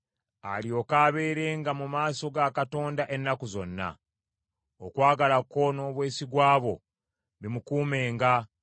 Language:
Ganda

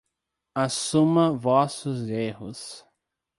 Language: Portuguese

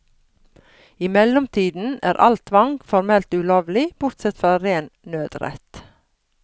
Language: Norwegian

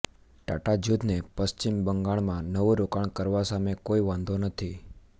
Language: Gujarati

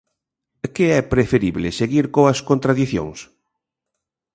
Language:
Galician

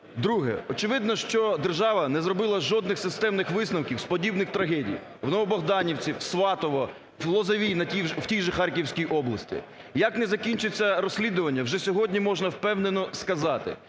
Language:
Ukrainian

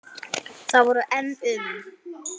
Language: Icelandic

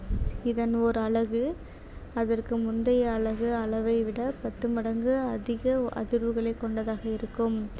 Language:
Tamil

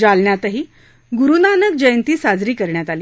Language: Marathi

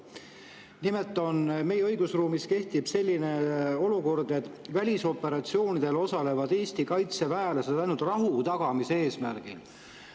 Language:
Estonian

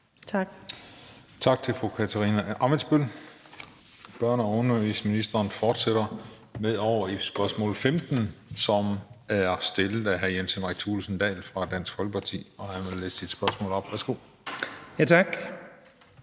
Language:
Danish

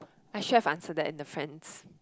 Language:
English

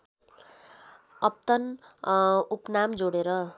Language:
Nepali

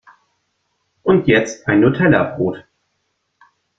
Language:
German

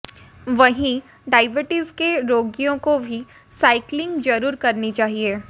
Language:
Hindi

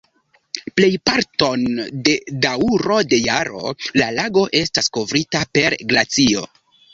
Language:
Esperanto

